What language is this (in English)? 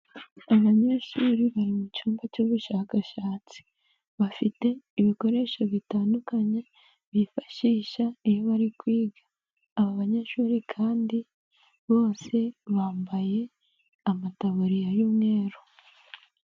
Kinyarwanda